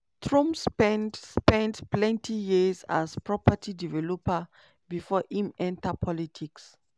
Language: Nigerian Pidgin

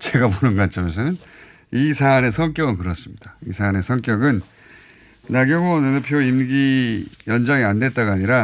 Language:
Korean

